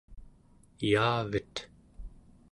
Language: Central Yupik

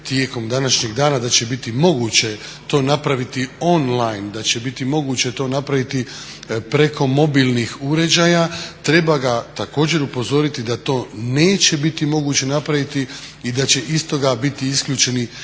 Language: Croatian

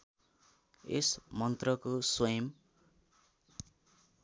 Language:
Nepali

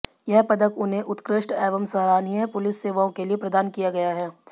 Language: Hindi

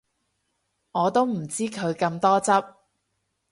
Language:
Cantonese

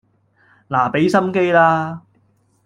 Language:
Cantonese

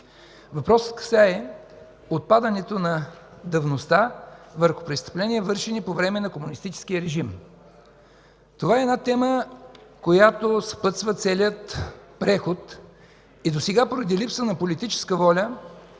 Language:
Bulgarian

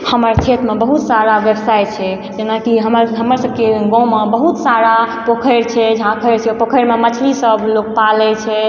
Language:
Maithili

